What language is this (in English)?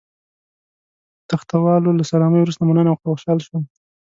Pashto